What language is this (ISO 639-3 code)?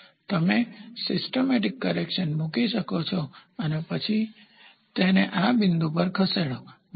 guj